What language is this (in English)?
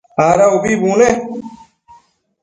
Matsés